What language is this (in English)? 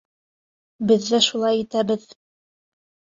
Bashkir